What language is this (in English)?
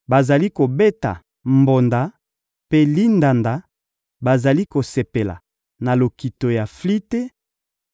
Lingala